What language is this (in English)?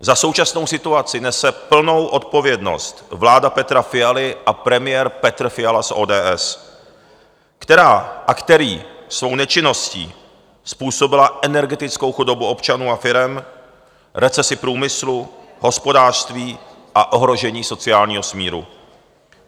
Czech